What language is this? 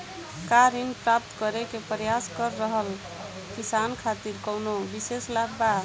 Bhojpuri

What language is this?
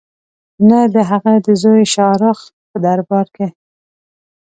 Pashto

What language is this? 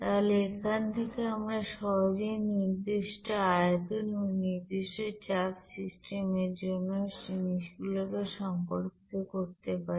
Bangla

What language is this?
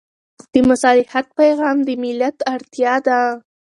Pashto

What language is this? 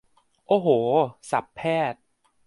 Thai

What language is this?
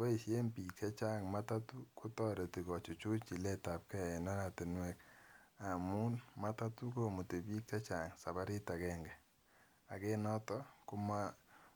Kalenjin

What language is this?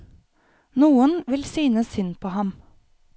Norwegian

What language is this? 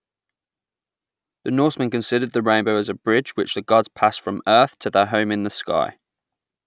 English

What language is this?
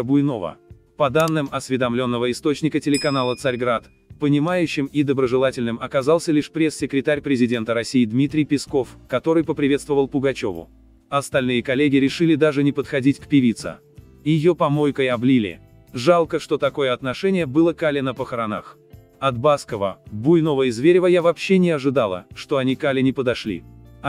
Russian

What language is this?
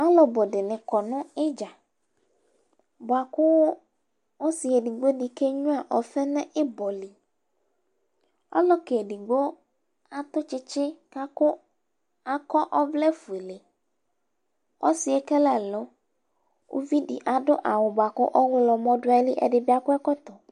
Ikposo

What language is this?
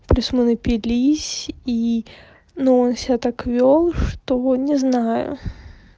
Russian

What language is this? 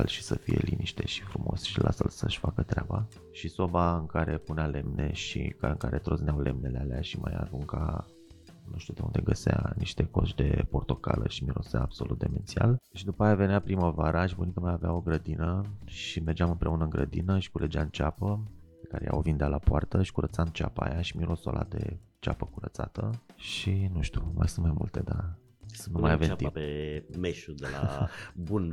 Romanian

